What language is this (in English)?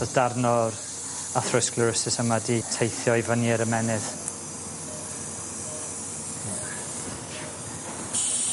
Welsh